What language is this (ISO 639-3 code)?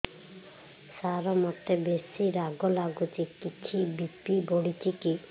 ori